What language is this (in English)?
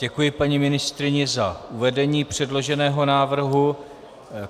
Czech